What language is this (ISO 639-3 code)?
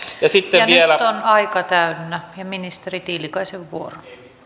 fin